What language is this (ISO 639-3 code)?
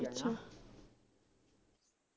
pan